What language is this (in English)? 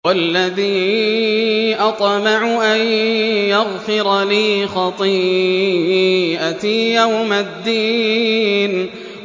Arabic